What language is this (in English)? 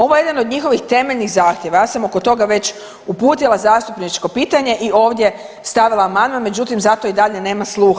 Croatian